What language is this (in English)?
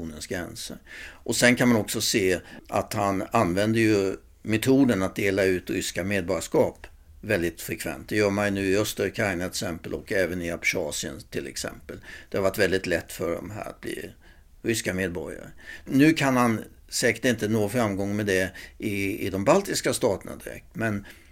Swedish